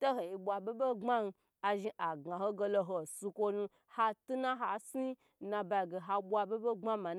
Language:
Gbagyi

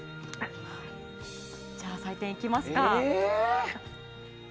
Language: Japanese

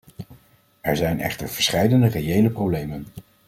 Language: Dutch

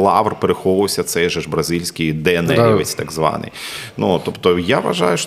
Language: Ukrainian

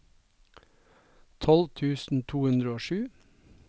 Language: Norwegian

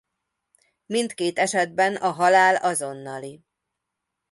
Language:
Hungarian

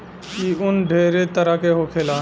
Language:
Bhojpuri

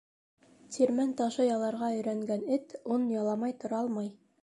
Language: Bashkir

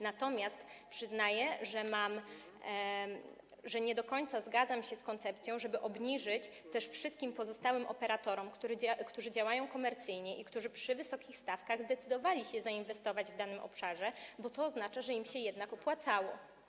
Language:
Polish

